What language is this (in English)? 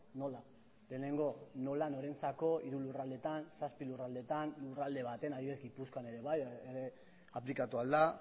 Basque